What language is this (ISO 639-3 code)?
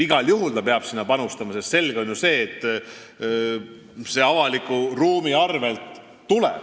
est